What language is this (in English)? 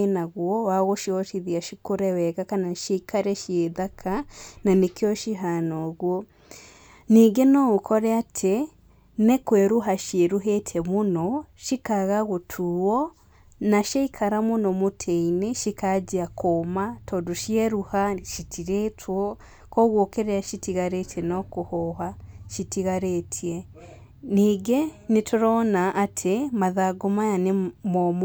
Kikuyu